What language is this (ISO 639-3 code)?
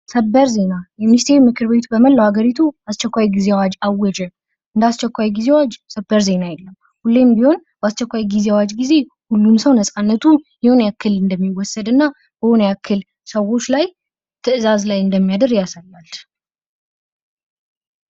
amh